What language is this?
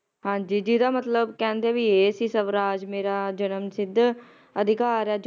Punjabi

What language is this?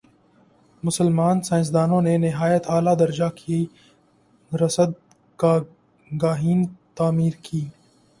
Urdu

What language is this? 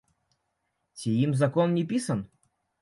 Belarusian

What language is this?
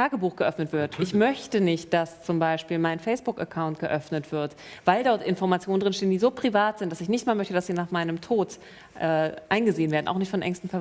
German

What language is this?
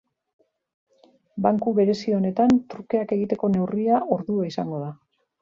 Basque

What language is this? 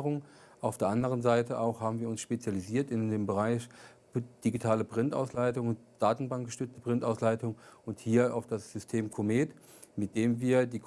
German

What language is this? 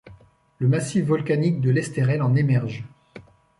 French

